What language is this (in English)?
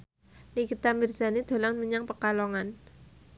Javanese